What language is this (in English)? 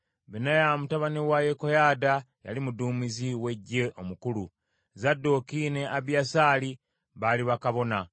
Ganda